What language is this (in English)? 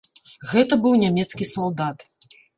Belarusian